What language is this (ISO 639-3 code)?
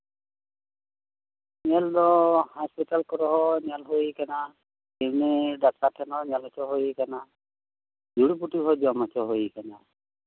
sat